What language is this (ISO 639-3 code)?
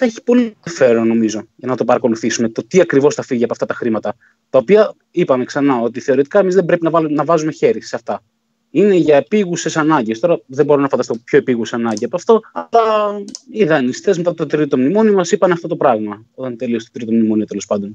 ell